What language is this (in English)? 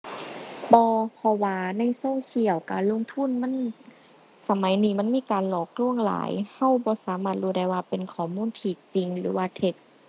Thai